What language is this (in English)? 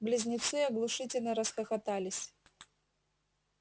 Russian